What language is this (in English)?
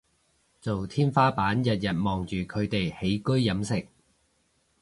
Cantonese